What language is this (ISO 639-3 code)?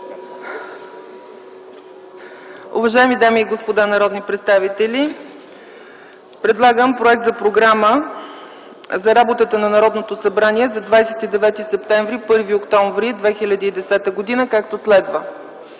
bul